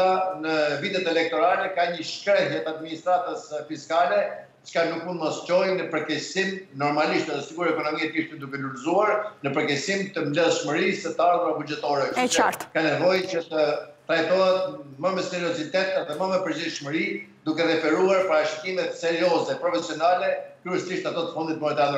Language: Romanian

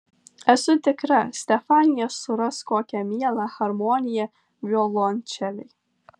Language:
Lithuanian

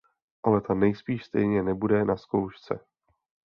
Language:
Czech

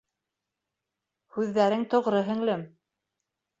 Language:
Bashkir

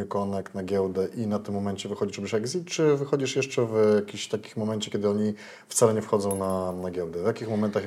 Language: Polish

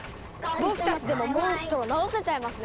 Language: Japanese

